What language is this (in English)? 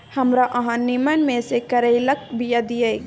Maithili